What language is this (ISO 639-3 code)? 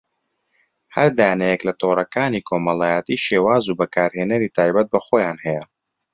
ckb